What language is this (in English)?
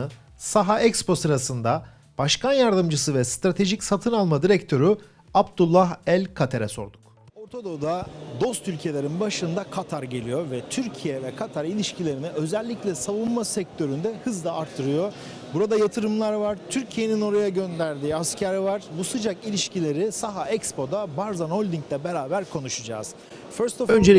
Turkish